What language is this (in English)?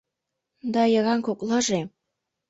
Mari